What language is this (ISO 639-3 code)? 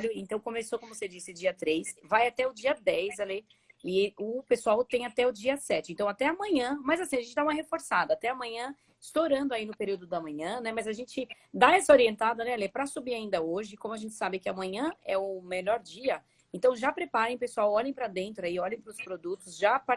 por